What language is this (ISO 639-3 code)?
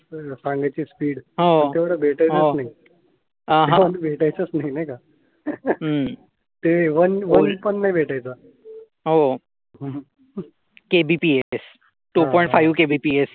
mar